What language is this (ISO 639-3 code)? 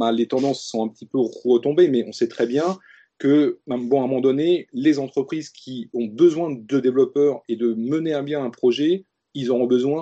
fra